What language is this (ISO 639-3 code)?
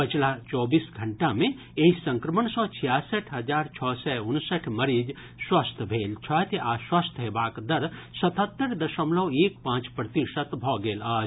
mai